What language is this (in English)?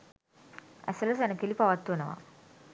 Sinhala